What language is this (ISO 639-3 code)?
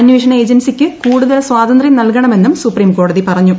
mal